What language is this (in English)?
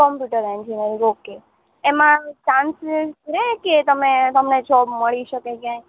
Gujarati